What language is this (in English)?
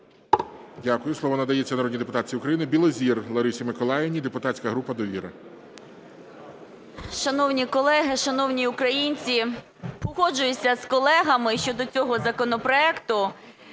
Ukrainian